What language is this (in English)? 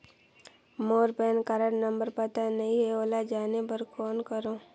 Chhattisgarhi